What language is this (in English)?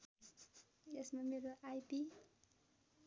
Nepali